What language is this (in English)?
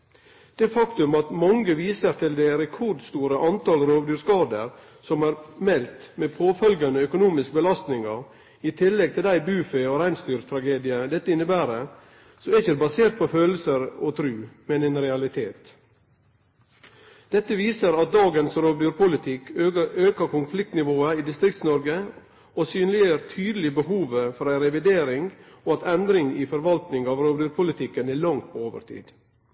Norwegian Nynorsk